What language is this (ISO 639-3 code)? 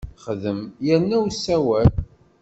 kab